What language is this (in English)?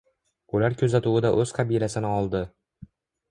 Uzbek